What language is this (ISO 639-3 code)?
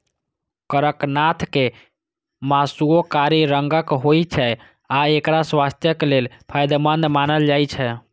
mai